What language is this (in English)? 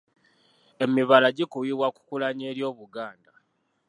Ganda